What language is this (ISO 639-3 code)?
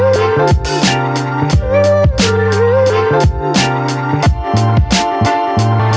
ind